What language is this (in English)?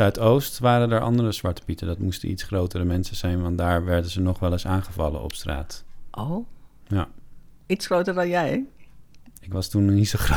Dutch